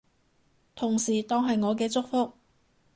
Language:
Cantonese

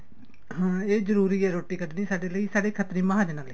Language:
Punjabi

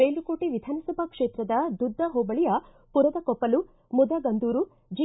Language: Kannada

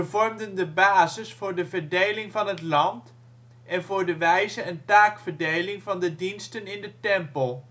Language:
Dutch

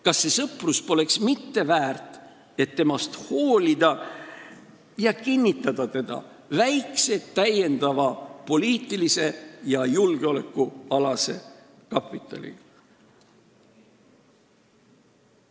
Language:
Estonian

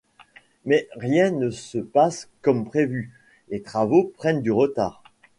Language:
French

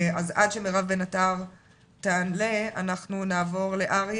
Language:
Hebrew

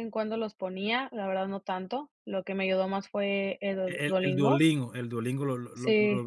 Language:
Spanish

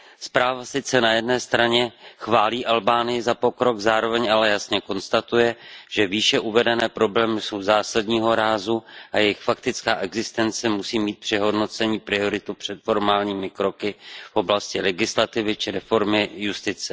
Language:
Czech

